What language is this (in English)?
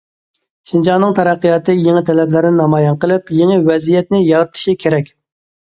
Uyghur